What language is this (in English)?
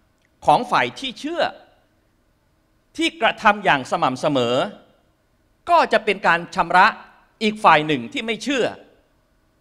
Thai